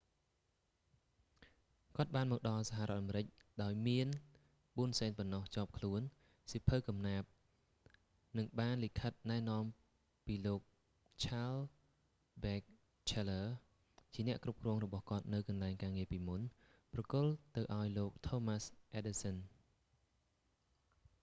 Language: Khmer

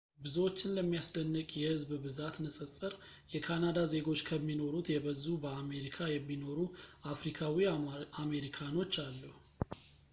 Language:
Amharic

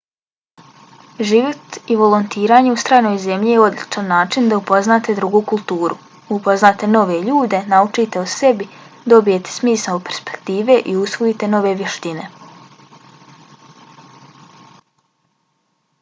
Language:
Bosnian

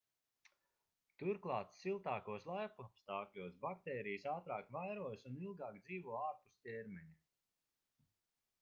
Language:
Latvian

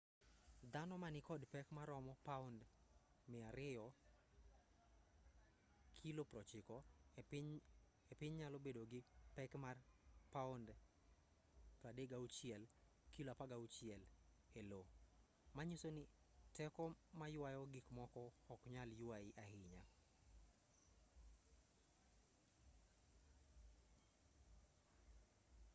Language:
Luo (Kenya and Tanzania)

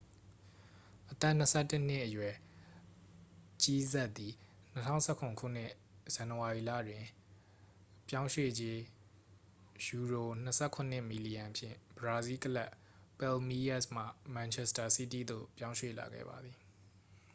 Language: Burmese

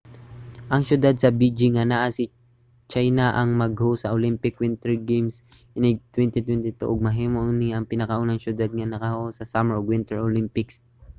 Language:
Cebuano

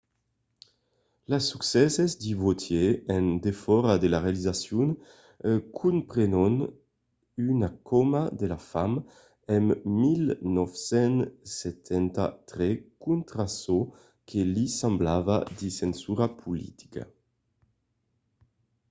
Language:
Occitan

